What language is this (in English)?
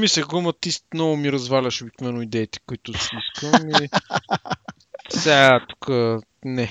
Bulgarian